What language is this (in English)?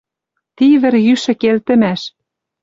Western Mari